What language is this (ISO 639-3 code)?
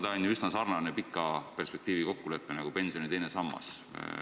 est